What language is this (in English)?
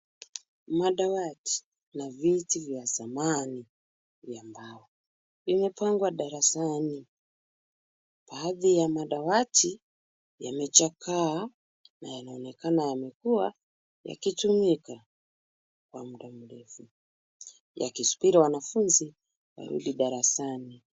Swahili